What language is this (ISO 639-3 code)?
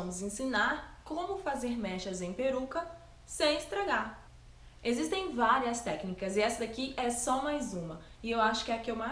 por